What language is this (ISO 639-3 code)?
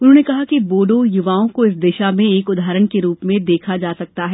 hin